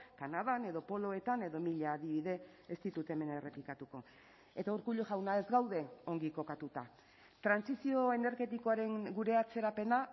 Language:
Basque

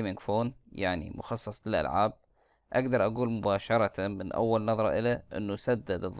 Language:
Arabic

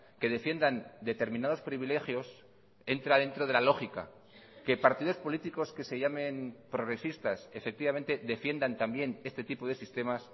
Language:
Spanish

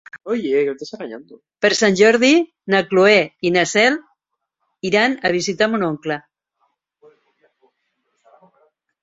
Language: Catalan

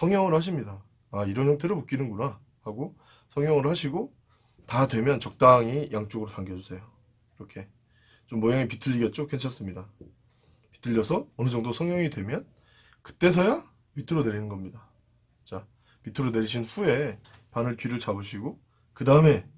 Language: Korean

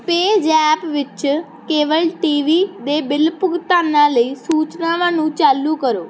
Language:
Punjabi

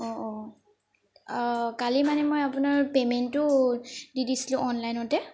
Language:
Assamese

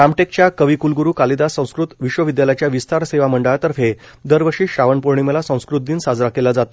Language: Marathi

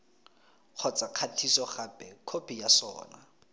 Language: Tswana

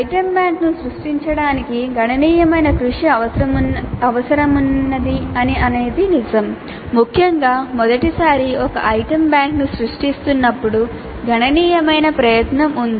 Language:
Telugu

